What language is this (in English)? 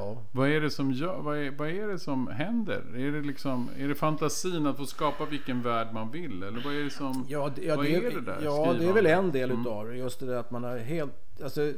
Swedish